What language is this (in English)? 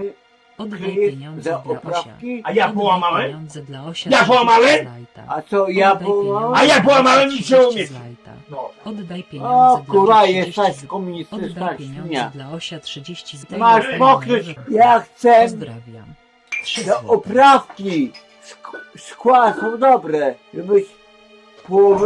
Polish